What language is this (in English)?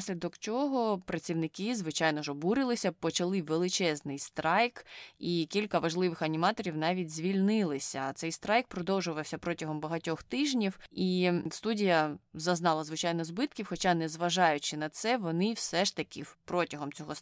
Ukrainian